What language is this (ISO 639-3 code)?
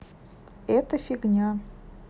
rus